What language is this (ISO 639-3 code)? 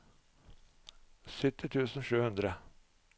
nor